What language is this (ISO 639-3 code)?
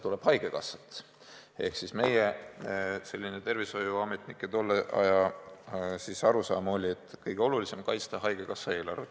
est